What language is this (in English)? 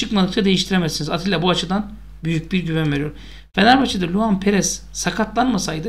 Turkish